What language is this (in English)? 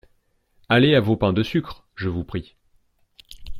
French